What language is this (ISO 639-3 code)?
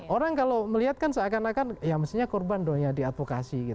ind